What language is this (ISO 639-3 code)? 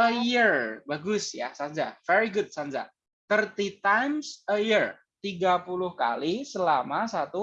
ind